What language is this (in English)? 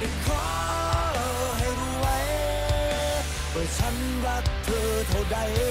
Thai